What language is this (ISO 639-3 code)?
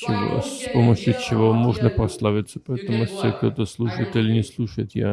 rus